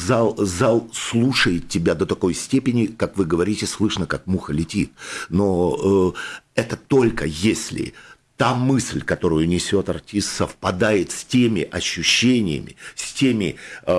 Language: Russian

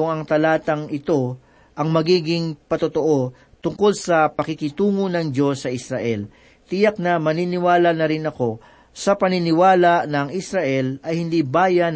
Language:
Filipino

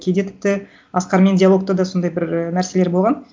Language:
Kazakh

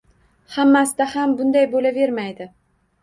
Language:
Uzbek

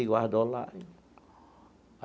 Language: Portuguese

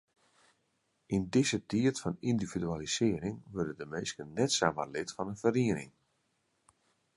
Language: Western Frisian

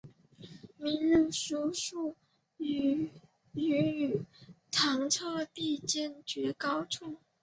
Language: Chinese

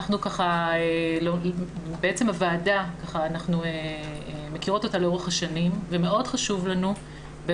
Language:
Hebrew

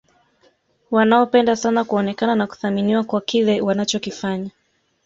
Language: Swahili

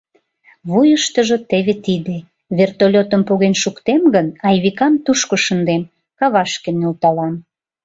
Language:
Mari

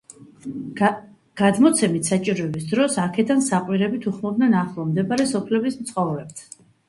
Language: Georgian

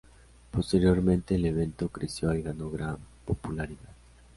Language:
Spanish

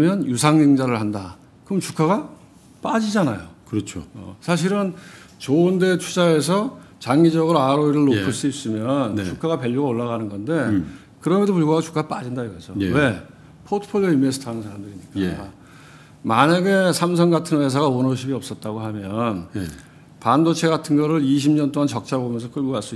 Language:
Korean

